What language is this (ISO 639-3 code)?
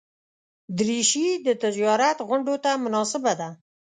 pus